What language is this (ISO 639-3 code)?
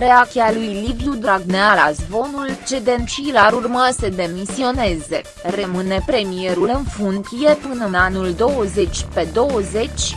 ron